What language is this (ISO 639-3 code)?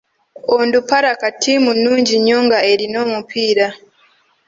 lug